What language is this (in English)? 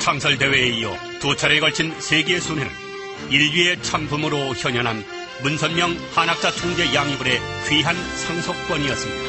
Korean